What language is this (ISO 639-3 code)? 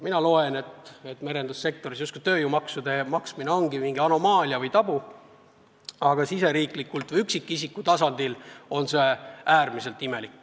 est